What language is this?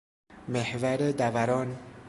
Persian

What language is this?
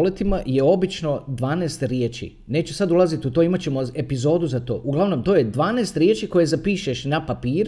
Croatian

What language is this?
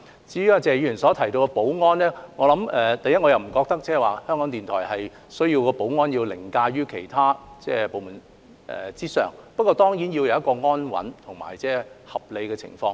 Cantonese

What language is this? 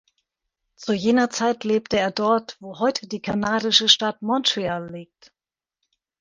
German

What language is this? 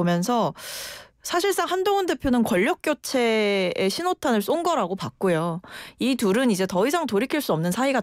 Korean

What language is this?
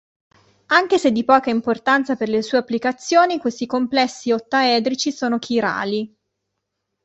Italian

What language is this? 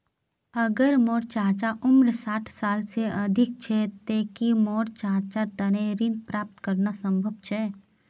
Magahi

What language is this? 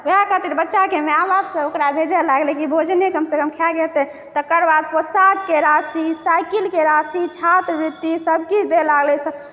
Maithili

